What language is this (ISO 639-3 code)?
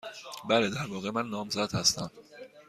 fas